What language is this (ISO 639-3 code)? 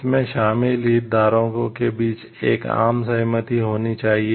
hin